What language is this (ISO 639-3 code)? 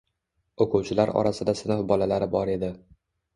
uzb